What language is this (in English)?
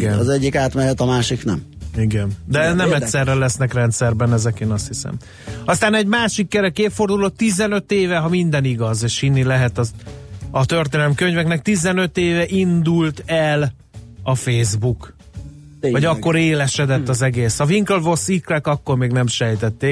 Hungarian